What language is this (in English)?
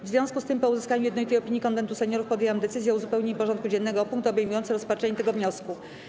Polish